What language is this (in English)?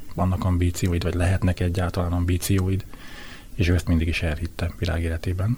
Hungarian